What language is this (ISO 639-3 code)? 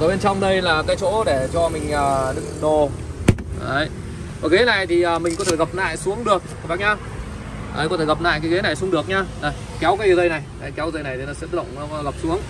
vie